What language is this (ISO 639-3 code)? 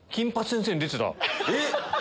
jpn